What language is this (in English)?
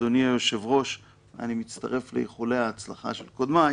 Hebrew